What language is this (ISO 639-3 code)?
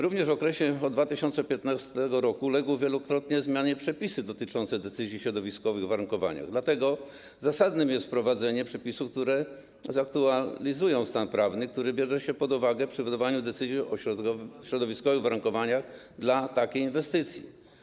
pol